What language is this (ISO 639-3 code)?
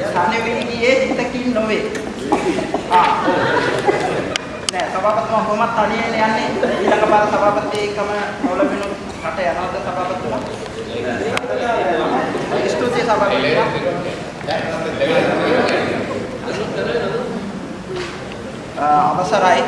ind